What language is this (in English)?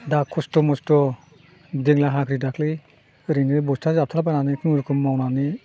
Bodo